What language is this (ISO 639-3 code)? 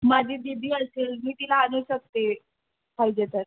mar